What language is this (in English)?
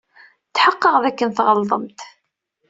Kabyle